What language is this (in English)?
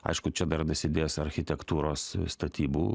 Lithuanian